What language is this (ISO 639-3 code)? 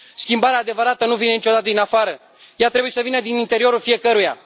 ron